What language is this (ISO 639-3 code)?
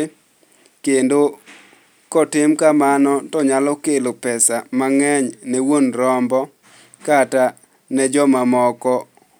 luo